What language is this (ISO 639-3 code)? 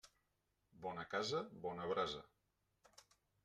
cat